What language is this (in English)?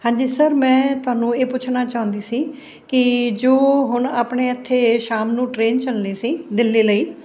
Punjabi